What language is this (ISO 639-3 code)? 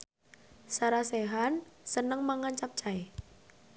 jav